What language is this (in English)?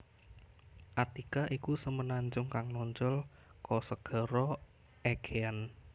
Javanese